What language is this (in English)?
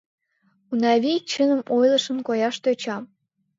Mari